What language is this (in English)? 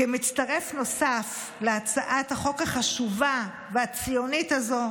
Hebrew